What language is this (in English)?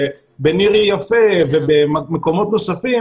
Hebrew